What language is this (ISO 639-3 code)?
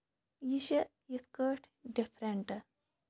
kas